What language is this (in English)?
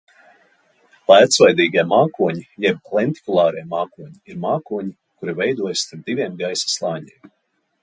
Latvian